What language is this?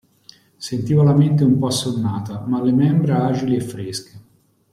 Italian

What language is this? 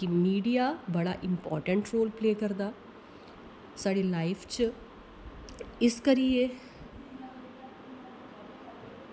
Dogri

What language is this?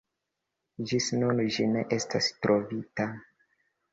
Esperanto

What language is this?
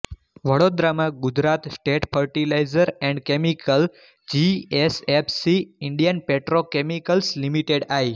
Gujarati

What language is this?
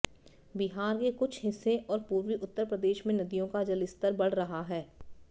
Hindi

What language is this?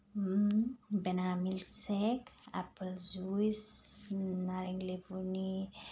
Bodo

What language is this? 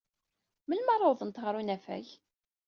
Kabyle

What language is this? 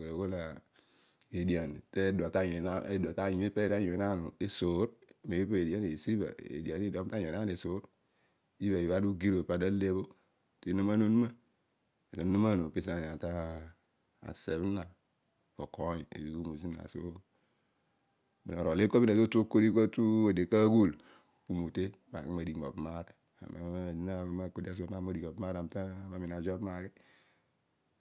Odual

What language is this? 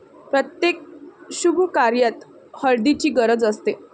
Marathi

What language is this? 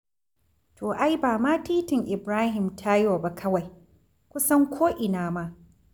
Hausa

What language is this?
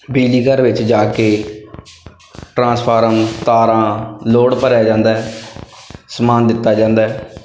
Punjabi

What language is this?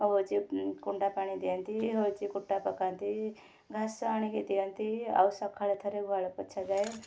Odia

